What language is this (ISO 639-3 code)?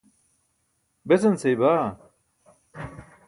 bsk